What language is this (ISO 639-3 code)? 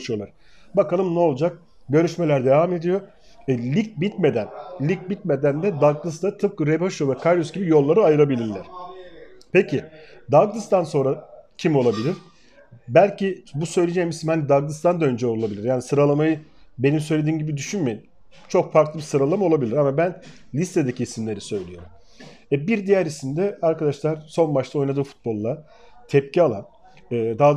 tur